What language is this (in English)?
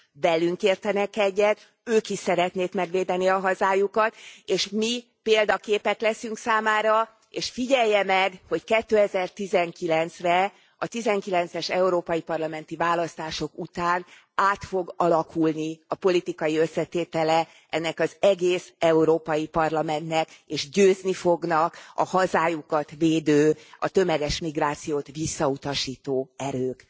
Hungarian